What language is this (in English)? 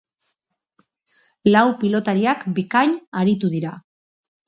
Basque